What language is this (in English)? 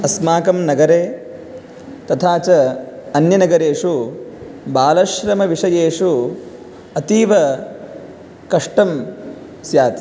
Sanskrit